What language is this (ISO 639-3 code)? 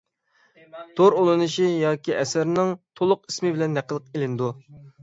uig